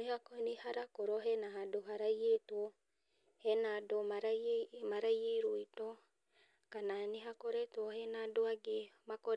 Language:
Kikuyu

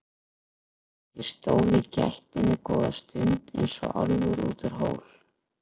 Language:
Icelandic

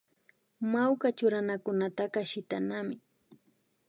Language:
Imbabura Highland Quichua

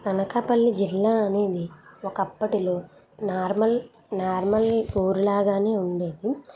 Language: Telugu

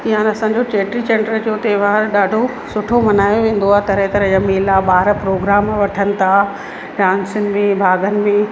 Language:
Sindhi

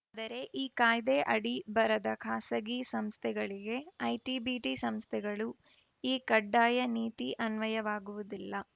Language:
Kannada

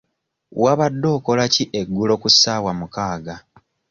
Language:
Ganda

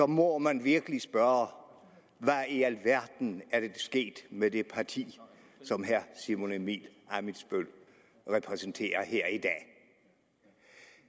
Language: Danish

